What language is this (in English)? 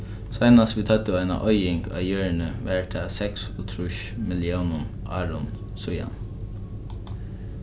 Faroese